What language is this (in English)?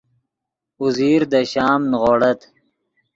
Yidgha